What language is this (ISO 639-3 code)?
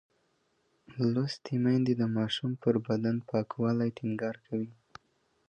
pus